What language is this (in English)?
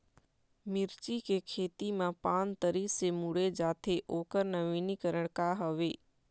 Chhattisgarhi